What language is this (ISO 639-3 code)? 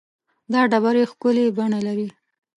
pus